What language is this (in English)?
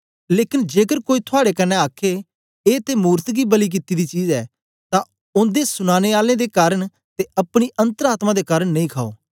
Dogri